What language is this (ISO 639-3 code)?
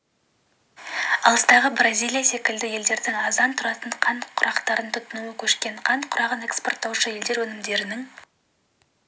kaz